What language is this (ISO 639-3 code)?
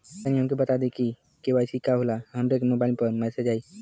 bho